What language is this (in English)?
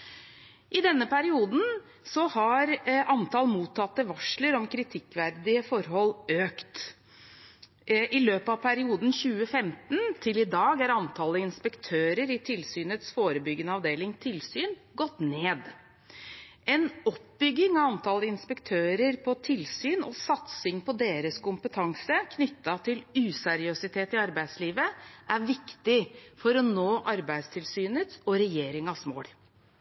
Norwegian Bokmål